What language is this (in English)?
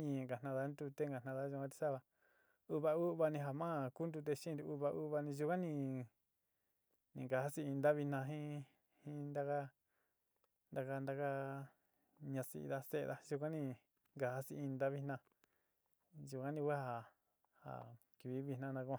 Sinicahua Mixtec